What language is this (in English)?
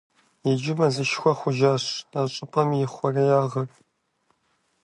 Kabardian